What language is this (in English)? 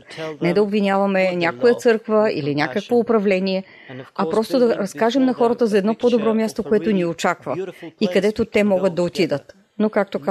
Bulgarian